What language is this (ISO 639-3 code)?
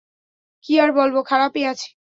ben